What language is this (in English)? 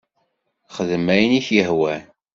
Kabyle